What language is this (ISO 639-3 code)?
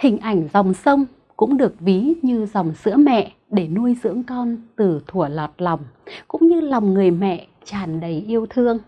vie